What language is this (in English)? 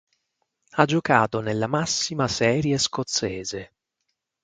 Italian